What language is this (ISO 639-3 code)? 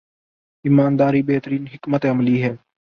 urd